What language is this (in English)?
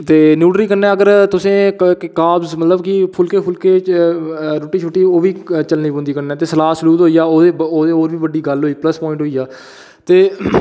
Dogri